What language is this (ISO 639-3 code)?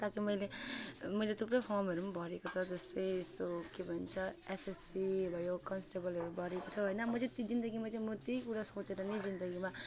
nep